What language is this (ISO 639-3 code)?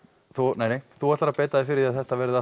isl